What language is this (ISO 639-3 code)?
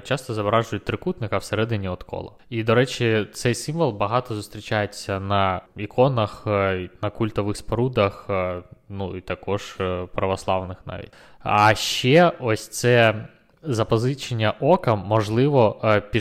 ukr